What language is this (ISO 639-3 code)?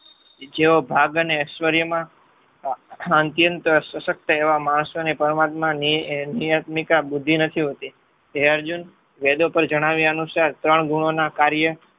guj